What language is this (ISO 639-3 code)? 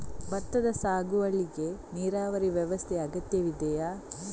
kan